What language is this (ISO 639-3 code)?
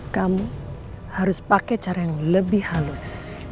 ind